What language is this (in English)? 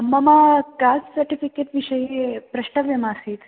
Sanskrit